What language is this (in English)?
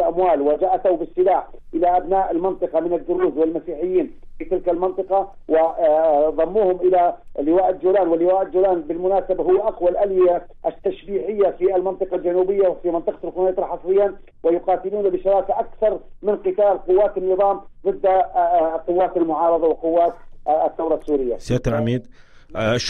Arabic